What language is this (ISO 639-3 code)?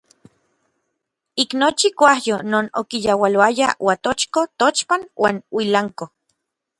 nlv